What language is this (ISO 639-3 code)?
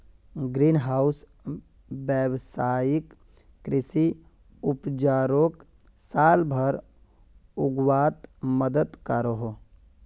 mag